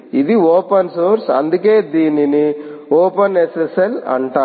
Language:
Telugu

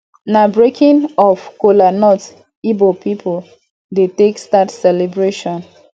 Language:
Nigerian Pidgin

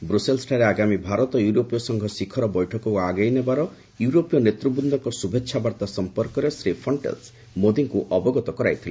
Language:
Odia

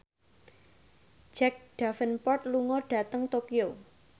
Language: Javanese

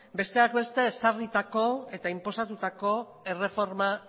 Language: Basque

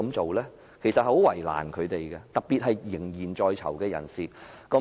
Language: Cantonese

